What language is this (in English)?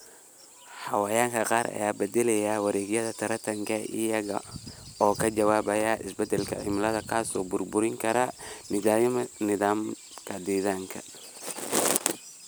Somali